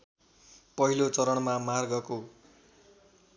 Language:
Nepali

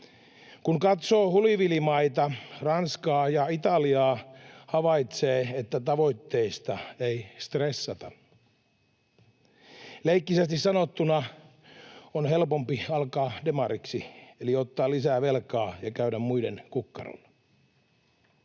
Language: Finnish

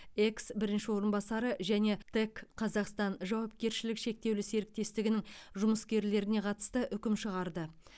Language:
Kazakh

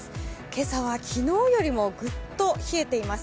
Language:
Japanese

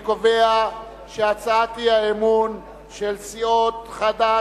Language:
Hebrew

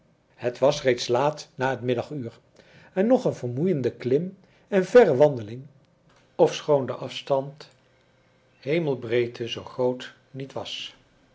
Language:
Dutch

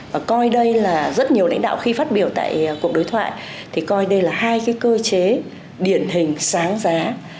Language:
Vietnamese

